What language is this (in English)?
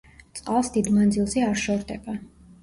Georgian